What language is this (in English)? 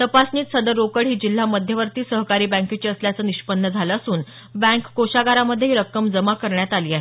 Marathi